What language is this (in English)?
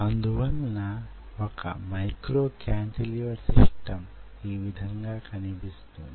Telugu